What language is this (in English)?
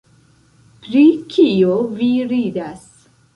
Esperanto